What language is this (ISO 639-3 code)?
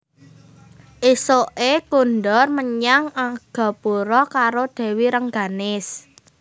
jav